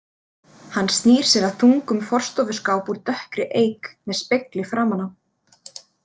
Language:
Icelandic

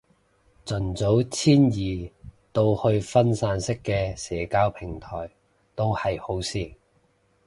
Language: Cantonese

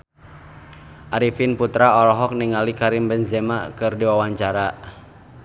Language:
Sundanese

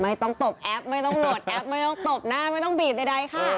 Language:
Thai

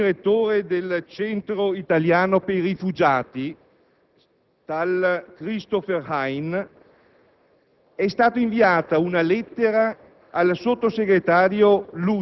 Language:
Italian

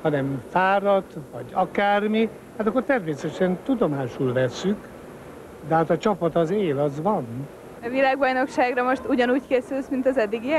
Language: Hungarian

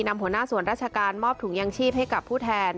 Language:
Thai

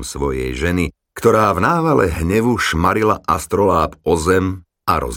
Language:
Slovak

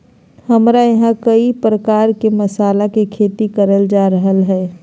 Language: Magahi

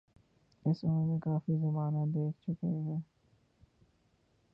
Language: Urdu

